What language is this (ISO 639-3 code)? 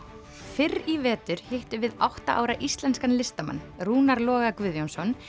isl